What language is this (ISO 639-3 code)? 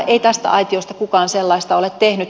fin